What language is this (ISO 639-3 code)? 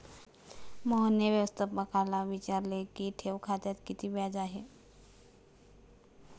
mar